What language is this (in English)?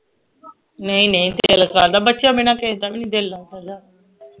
Punjabi